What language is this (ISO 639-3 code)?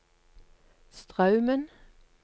nor